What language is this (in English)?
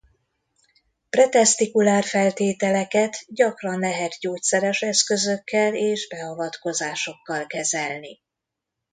Hungarian